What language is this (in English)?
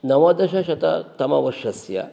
Sanskrit